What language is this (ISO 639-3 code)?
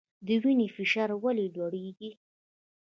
pus